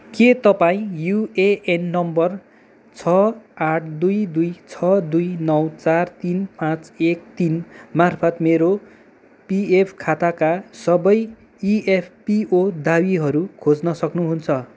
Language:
Nepali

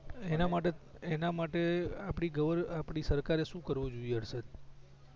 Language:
Gujarati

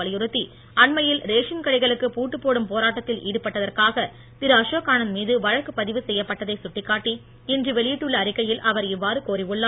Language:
Tamil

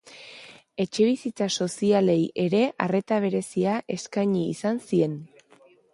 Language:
Basque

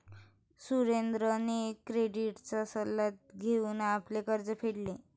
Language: Marathi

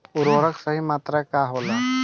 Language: Bhojpuri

